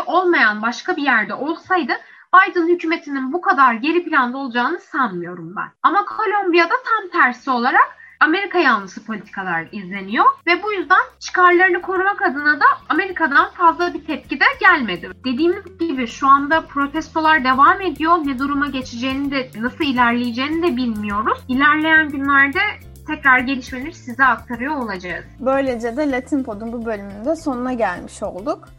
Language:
Turkish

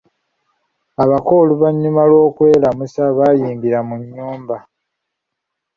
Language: Ganda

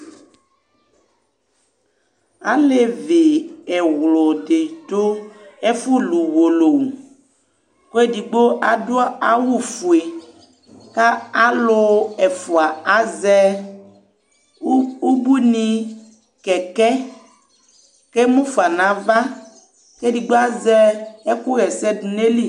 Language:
Ikposo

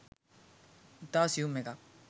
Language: Sinhala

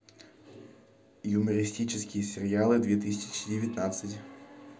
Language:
Russian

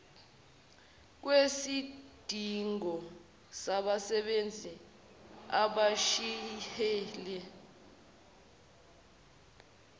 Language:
Zulu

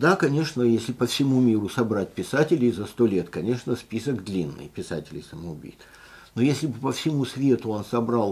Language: Russian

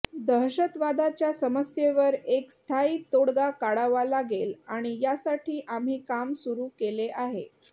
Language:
Marathi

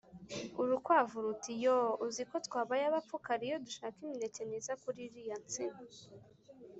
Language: Kinyarwanda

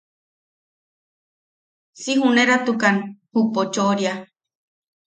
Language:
Yaqui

